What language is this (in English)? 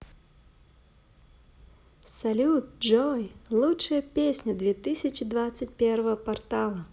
Russian